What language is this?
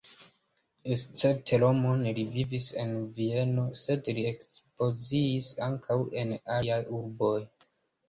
Esperanto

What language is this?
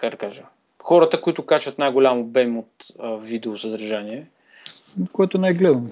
Bulgarian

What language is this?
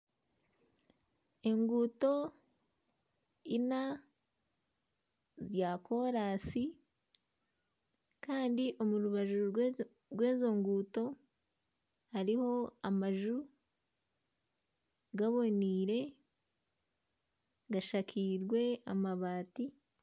Nyankole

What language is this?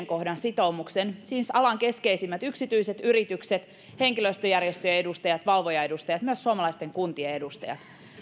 Finnish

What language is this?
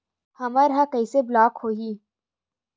Chhattisgarhi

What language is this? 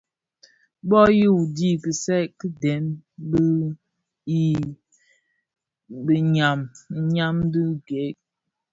Bafia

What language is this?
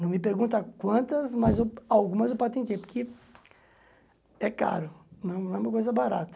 Portuguese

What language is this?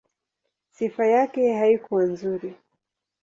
Swahili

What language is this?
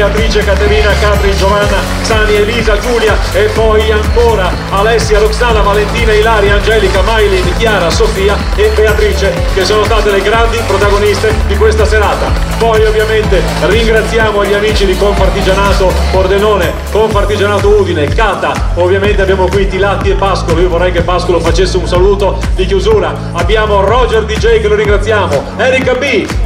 Italian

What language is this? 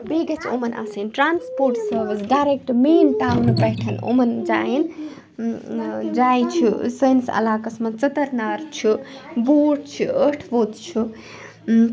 Kashmiri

